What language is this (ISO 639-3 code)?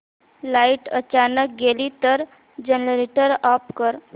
mar